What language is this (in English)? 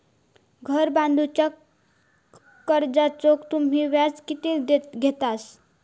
Marathi